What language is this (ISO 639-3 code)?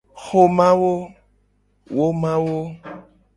gej